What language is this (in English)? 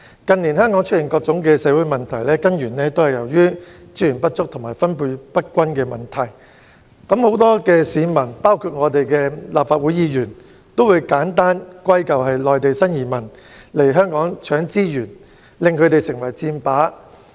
Cantonese